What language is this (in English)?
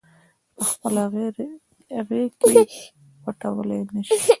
Pashto